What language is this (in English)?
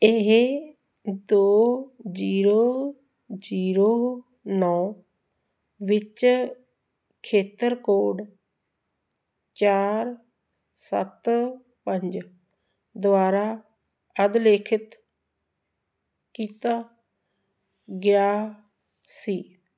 Punjabi